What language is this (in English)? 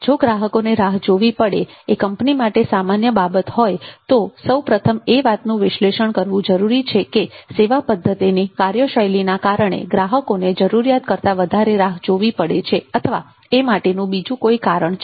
Gujarati